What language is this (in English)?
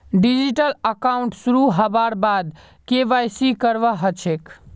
Magahi